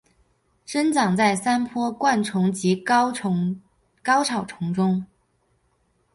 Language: Chinese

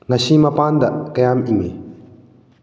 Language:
Manipuri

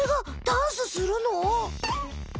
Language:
Japanese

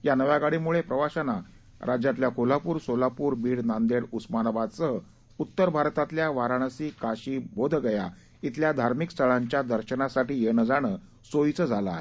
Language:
Marathi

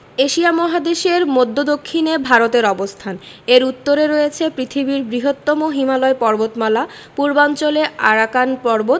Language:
Bangla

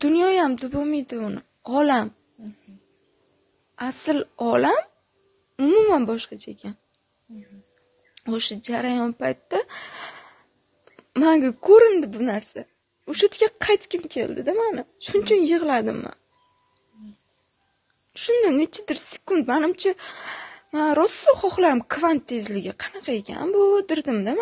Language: Turkish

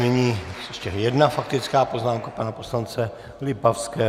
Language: Czech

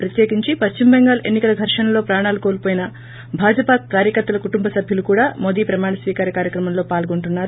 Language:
Telugu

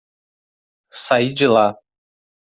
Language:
Portuguese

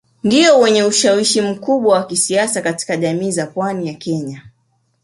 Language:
Swahili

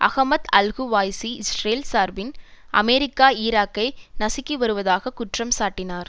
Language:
Tamil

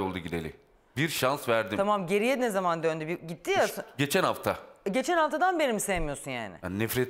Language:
Turkish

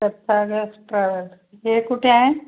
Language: Marathi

